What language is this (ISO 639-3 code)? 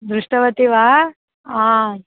san